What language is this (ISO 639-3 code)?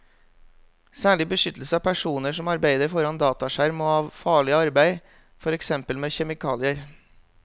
nor